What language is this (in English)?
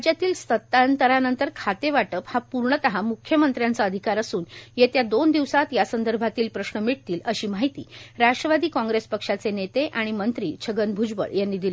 Marathi